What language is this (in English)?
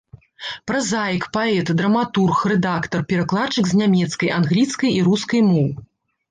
Belarusian